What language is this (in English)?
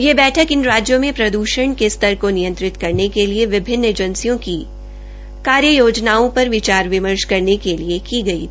Hindi